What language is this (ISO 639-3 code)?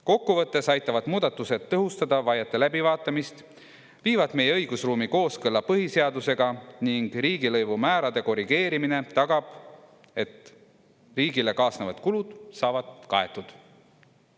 est